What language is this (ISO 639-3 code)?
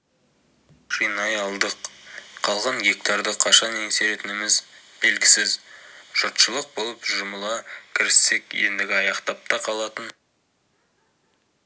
kaz